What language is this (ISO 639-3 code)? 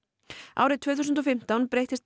isl